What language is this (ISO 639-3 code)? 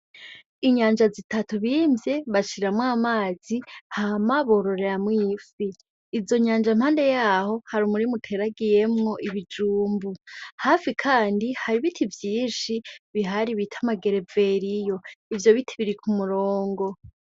run